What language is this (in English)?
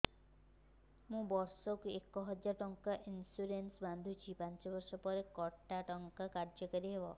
Odia